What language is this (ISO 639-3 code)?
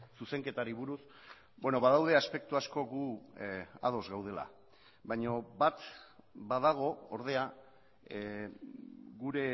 eus